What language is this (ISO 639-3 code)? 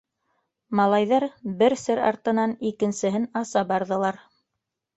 bak